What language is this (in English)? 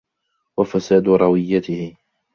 Arabic